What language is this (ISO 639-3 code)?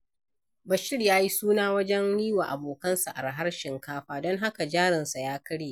hau